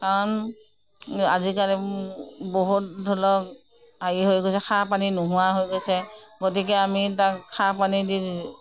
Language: Assamese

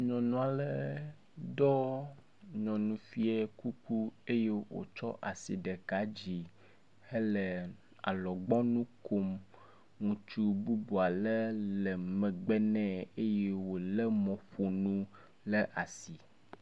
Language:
Ewe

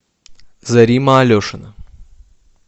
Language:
Russian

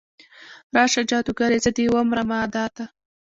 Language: Pashto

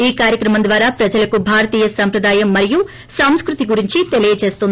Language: Telugu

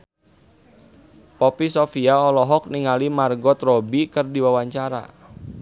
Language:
Sundanese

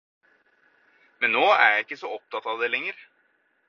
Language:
Norwegian Bokmål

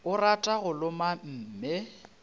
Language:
Northern Sotho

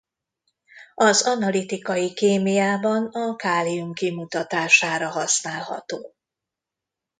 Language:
Hungarian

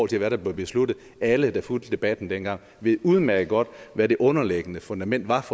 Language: Danish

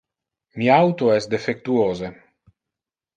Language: Interlingua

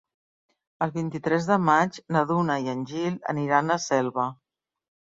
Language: Catalan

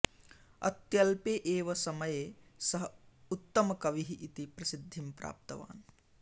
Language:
Sanskrit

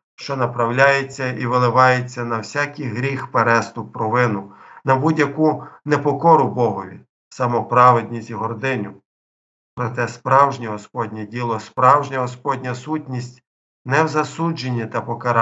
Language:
Ukrainian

